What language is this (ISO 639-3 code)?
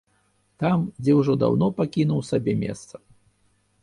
bel